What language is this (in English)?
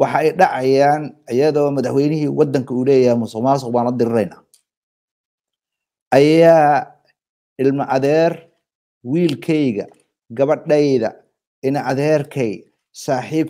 Arabic